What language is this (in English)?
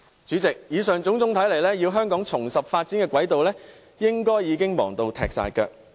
Cantonese